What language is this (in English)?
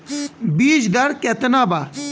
Bhojpuri